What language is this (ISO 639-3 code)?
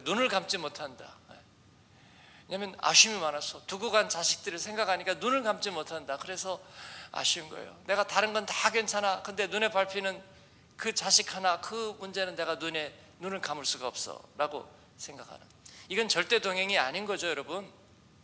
kor